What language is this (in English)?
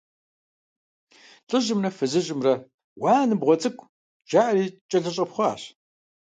Kabardian